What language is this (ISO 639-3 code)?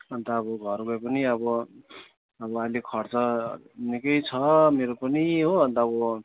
nep